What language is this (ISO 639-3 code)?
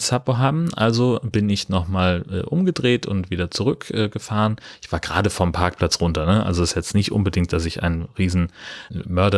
deu